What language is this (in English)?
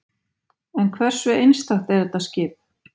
Icelandic